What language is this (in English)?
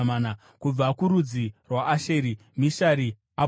Shona